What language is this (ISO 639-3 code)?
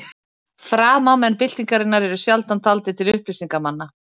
isl